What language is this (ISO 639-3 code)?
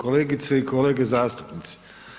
hrv